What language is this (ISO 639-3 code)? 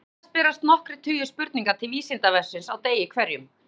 isl